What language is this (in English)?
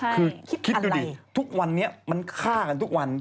Thai